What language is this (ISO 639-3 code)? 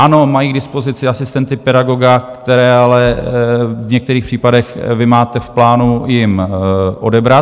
ces